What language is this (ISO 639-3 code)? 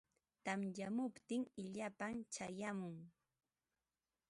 qva